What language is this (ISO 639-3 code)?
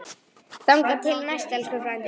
isl